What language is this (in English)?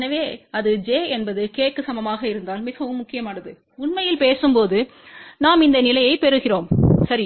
Tamil